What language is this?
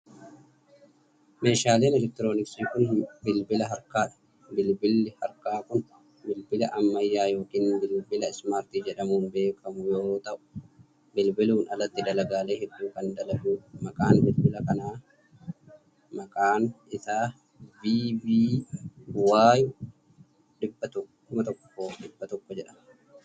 Oromo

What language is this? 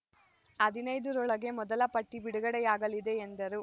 Kannada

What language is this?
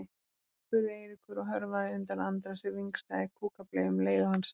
Icelandic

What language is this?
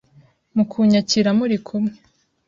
Kinyarwanda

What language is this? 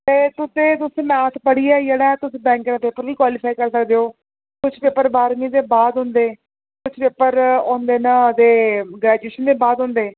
Dogri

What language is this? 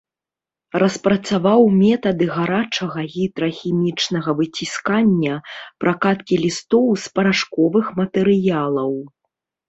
Belarusian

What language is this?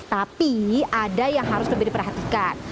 Indonesian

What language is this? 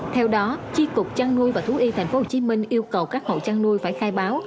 Vietnamese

